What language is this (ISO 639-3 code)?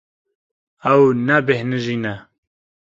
kur